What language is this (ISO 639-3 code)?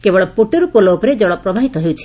ori